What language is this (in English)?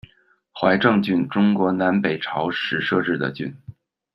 Chinese